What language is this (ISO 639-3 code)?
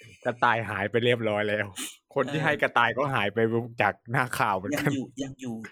tha